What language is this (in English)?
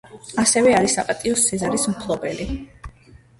Georgian